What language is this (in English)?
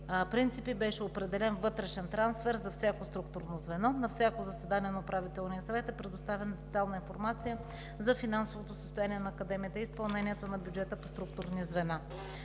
Bulgarian